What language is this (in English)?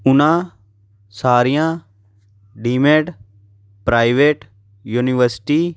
Punjabi